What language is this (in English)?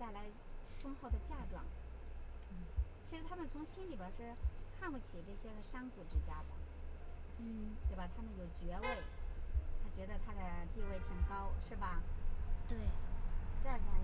Chinese